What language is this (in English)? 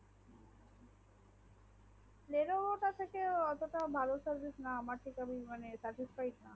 Bangla